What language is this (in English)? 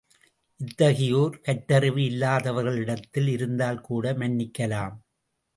Tamil